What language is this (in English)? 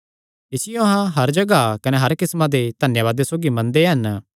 Kangri